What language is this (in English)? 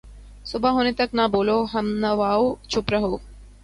Urdu